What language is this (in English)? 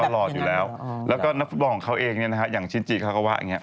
Thai